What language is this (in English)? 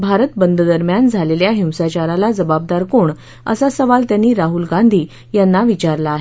Marathi